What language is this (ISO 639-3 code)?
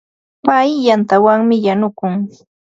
qva